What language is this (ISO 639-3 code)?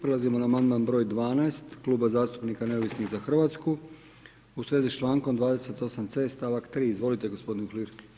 hrv